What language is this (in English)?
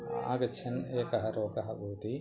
Sanskrit